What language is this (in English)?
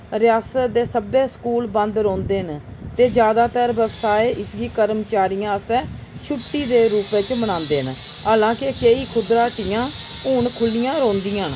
Dogri